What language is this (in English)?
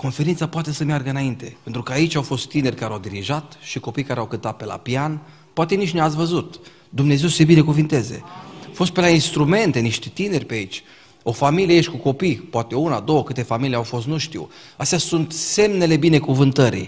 Romanian